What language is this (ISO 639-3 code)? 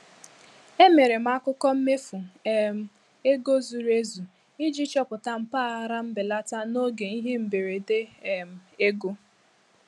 ibo